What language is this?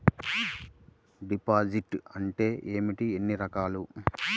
Telugu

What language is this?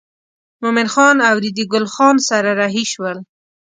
Pashto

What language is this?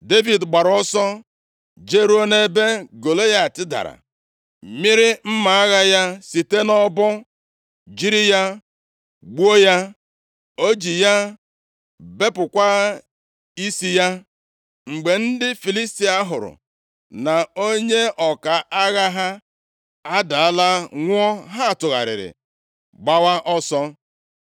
Igbo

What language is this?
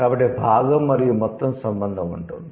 Telugu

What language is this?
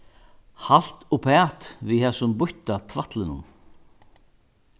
Faroese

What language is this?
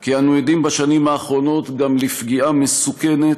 Hebrew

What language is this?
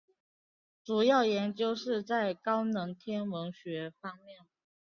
Chinese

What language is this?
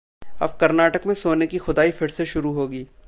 Hindi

